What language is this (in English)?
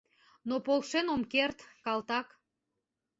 Mari